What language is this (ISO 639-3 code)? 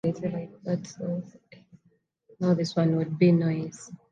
lug